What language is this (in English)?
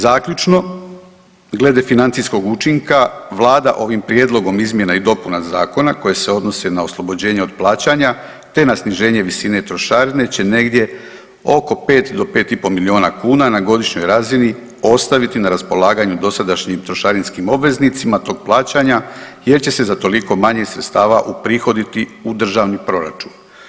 Croatian